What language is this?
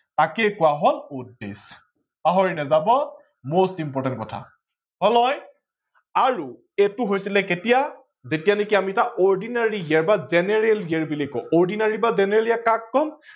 Assamese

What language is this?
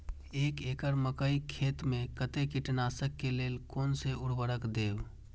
Maithili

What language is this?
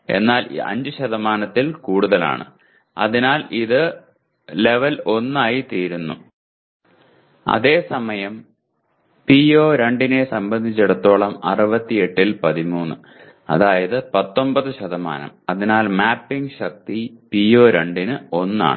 Malayalam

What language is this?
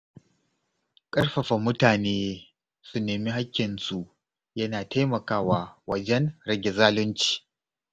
Hausa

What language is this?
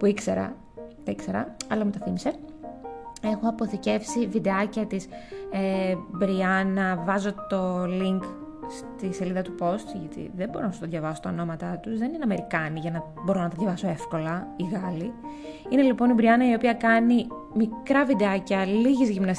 Greek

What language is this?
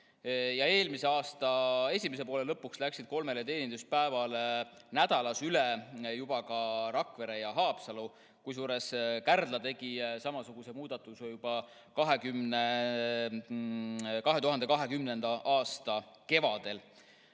Estonian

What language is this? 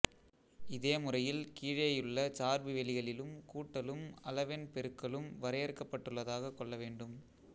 Tamil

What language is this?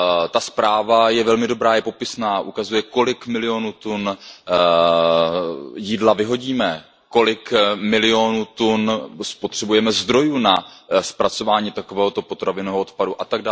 Czech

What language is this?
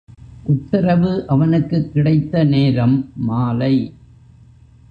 Tamil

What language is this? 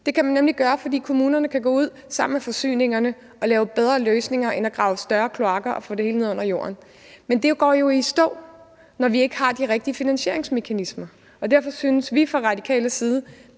Danish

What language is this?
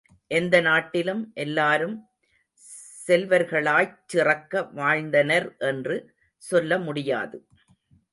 Tamil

